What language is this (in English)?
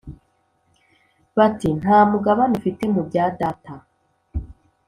Kinyarwanda